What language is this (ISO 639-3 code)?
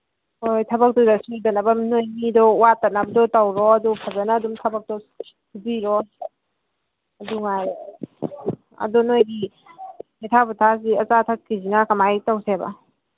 mni